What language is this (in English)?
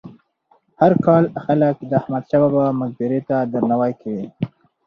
Pashto